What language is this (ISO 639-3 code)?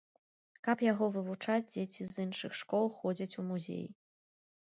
bel